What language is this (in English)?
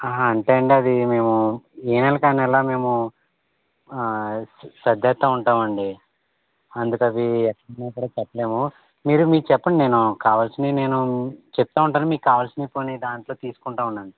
Telugu